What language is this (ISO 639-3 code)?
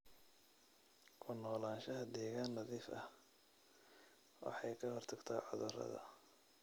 som